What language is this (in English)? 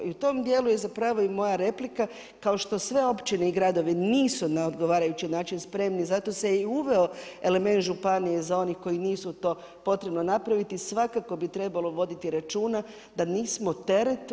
Croatian